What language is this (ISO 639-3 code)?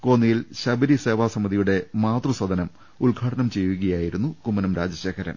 mal